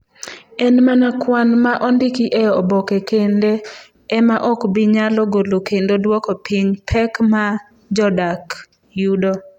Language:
Luo (Kenya and Tanzania)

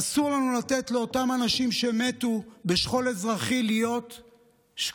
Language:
Hebrew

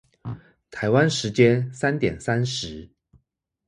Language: Chinese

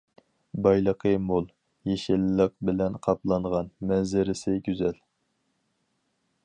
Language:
Uyghur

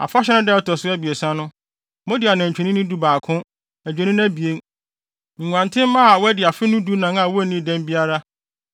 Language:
Akan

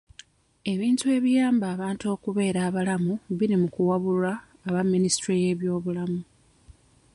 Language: Ganda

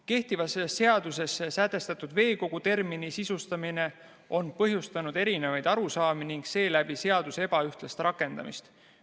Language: Estonian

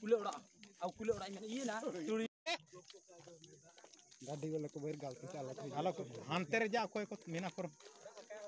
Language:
Hindi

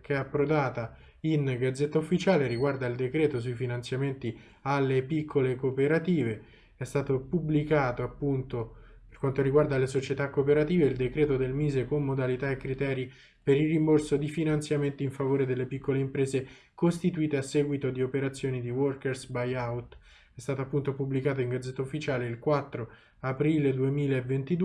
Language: Italian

